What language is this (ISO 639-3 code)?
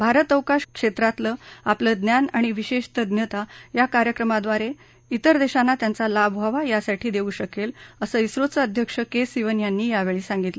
mar